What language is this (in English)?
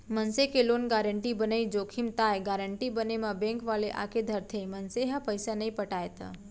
Chhattisgarhi